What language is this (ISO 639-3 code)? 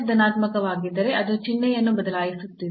kan